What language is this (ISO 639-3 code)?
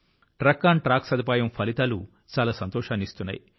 tel